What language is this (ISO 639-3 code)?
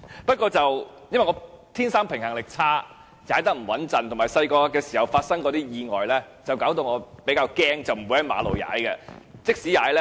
yue